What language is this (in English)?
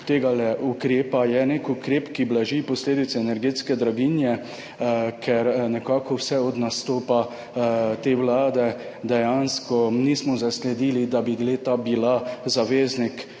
Slovenian